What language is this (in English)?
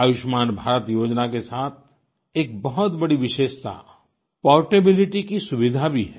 Hindi